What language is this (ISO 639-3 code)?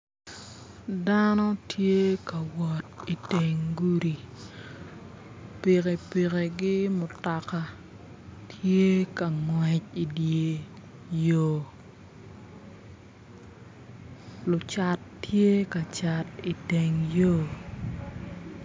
ach